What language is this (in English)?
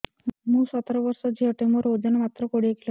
Odia